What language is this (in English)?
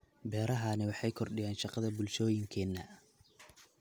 Somali